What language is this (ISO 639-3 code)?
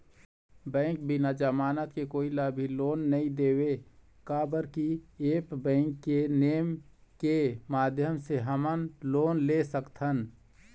hne